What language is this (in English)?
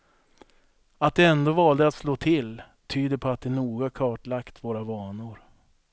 Swedish